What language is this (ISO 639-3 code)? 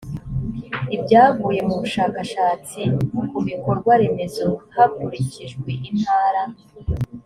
kin